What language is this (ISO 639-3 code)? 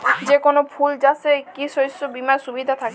ben